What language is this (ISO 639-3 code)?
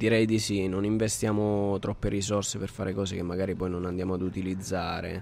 ita